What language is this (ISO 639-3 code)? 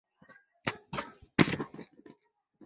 zho